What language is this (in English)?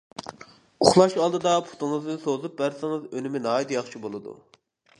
Uyghur